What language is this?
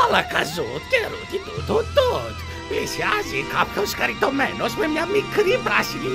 Greek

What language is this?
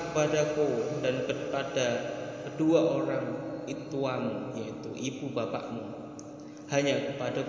Indonesian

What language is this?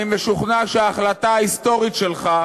Hebrew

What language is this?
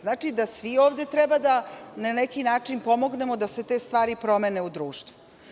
Serbian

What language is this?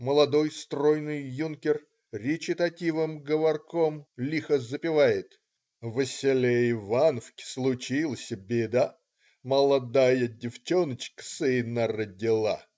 Russian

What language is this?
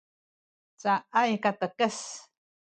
Sakizaya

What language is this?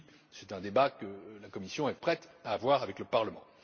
French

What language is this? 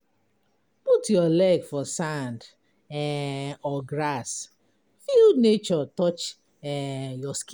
Nigerian Pidgin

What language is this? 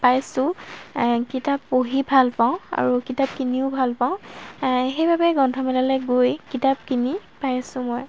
Assamese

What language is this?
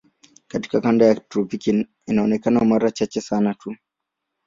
Swahili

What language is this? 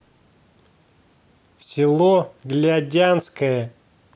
Russian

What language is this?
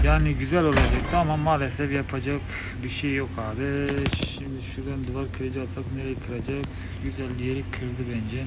Turkish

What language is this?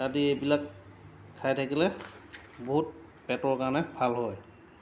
Assamese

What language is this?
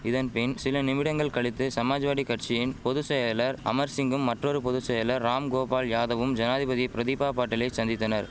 Tamil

